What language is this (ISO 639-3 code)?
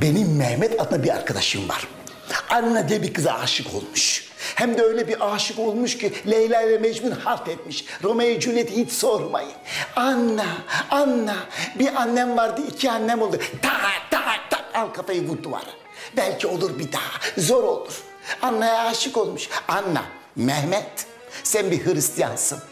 tur